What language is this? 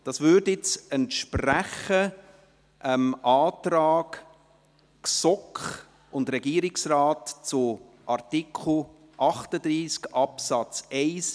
Swiss German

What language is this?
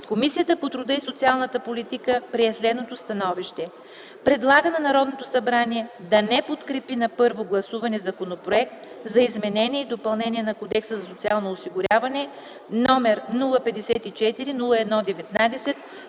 Bulgarian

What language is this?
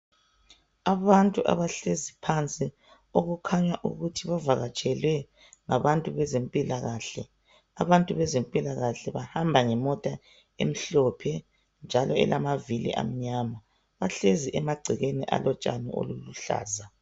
North Ndebele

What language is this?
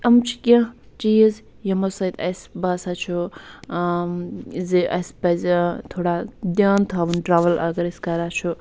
Kashmiri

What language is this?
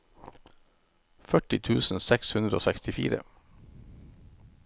Norwegian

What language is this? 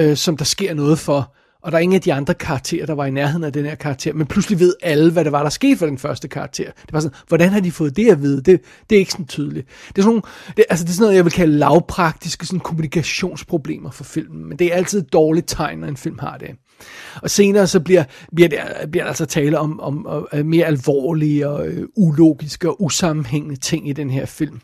Danish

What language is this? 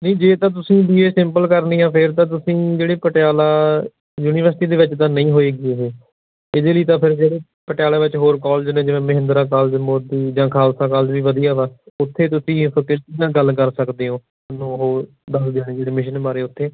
Punjabi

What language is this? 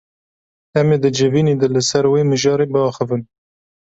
Kurdish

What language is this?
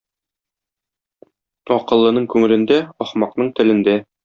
Tatar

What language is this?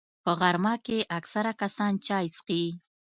Pashto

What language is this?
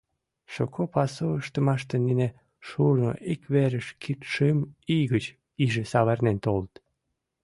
Mari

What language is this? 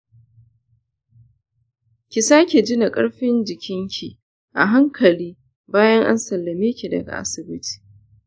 Hausa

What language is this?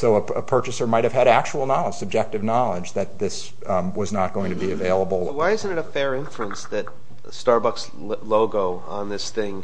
English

